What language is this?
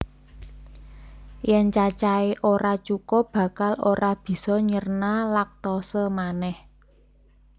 Javanese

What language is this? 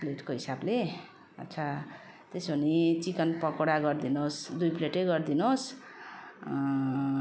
Nepali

